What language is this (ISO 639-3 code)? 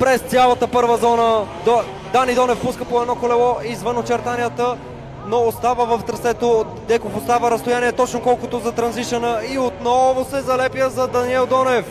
bul